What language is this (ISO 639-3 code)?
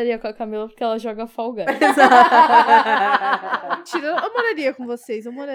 por